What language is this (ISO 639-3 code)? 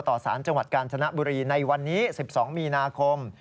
tha